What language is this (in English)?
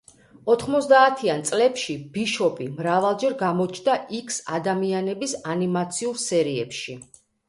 Georgian